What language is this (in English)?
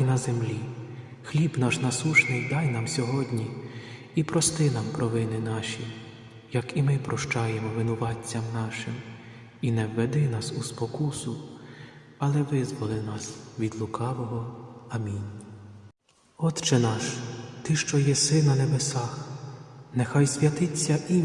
Ukrainian